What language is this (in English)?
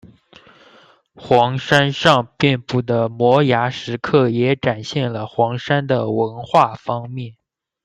Chinese